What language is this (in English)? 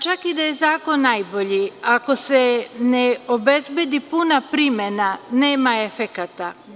Serbian